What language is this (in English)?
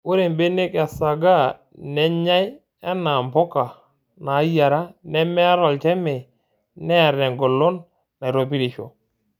Masai